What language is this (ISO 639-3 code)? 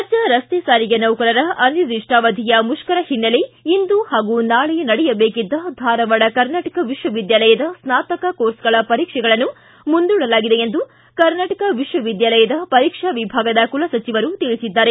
kan